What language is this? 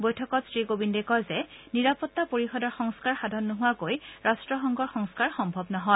Assamese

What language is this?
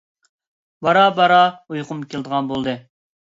Uyghur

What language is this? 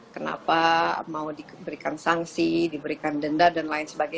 Indonesian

